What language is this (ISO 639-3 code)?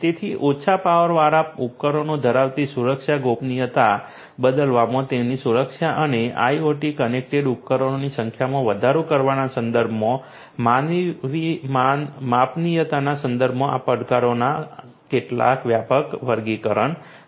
guj